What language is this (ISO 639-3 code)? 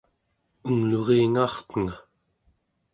esu